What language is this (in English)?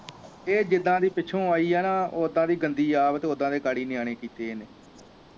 Punjabi